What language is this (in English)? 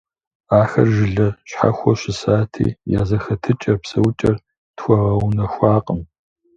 Kabardian